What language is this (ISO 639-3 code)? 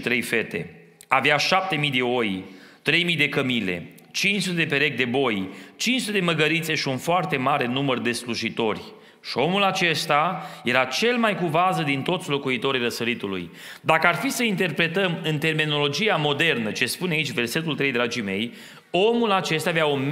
ron